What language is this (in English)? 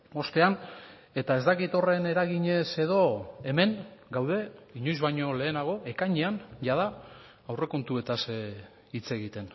Basque